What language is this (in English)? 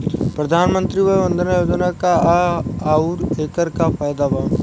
Bhojpuri